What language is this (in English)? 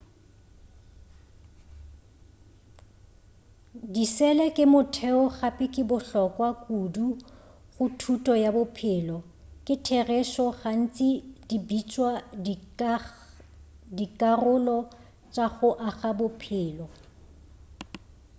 Northern Sotho